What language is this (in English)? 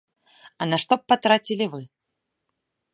Belarusian